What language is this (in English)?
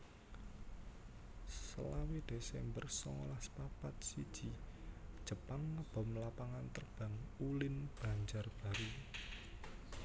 Javanese